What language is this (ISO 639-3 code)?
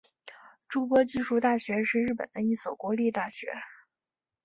zho